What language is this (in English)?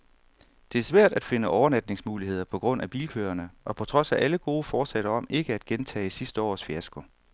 Danish